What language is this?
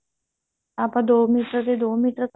Punjabi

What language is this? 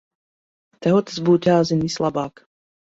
Latvian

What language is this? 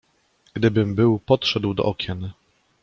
Polish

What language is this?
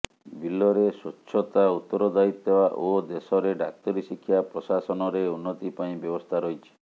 Odia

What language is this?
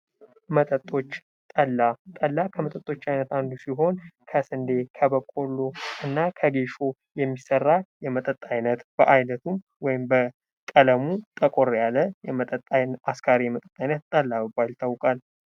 Amharic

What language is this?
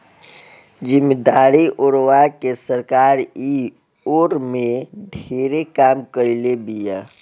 Bhojpuri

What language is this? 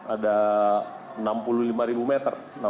Indonesian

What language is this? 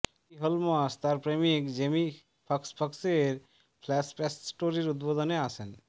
Bangla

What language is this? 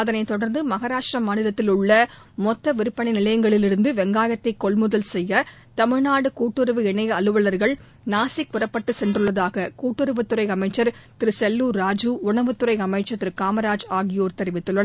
Tamil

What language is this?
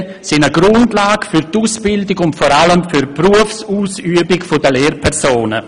Swiss German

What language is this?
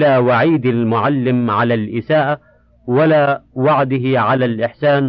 Arabic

